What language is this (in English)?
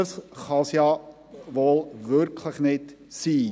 Swiss German